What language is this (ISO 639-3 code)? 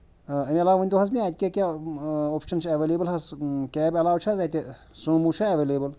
kas